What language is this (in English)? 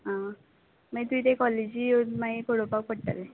Konkani